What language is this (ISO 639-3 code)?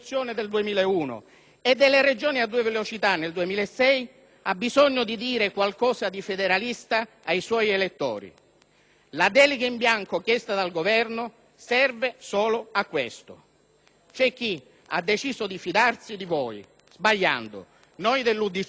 ita